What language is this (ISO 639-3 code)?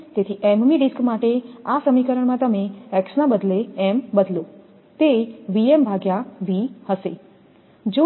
guj